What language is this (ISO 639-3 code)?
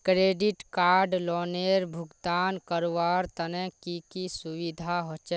mag